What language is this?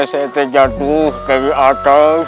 Indonesian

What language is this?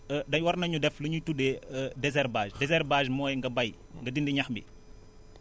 Wolof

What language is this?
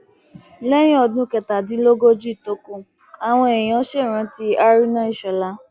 Yoruba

